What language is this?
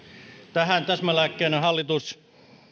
Finnish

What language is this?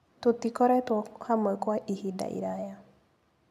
Kikuyu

